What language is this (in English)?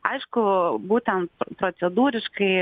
Lithuanian